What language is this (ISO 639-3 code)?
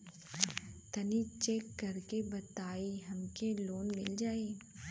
bho